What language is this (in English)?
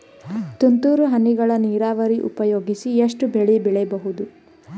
Kannada